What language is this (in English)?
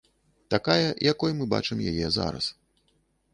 Belarusian